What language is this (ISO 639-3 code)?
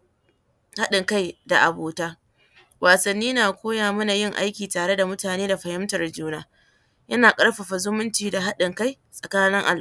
hau